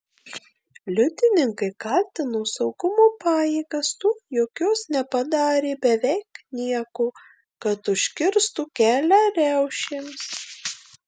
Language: Lithuanian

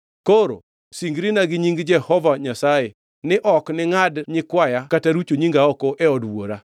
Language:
Luo (Kenya and Tanzania)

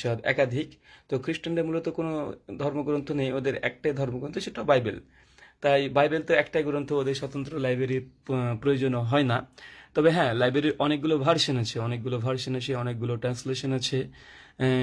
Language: Turkish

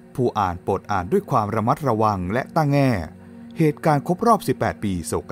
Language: Thai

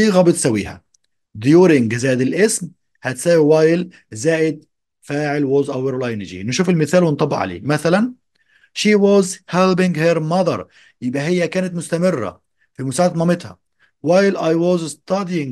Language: Arabic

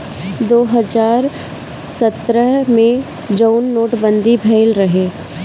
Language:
Bhojpuri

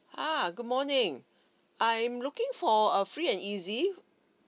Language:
English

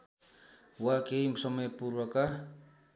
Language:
Nepali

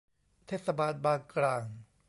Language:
Thai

